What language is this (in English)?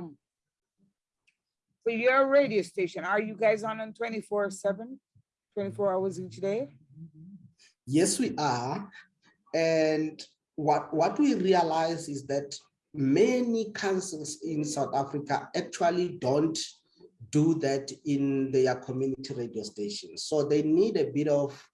English